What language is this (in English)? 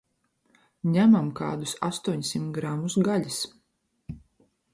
Latvian